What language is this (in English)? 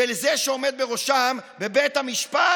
Hebrew